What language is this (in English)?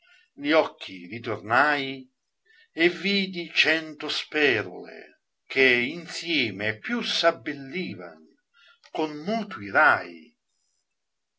Italian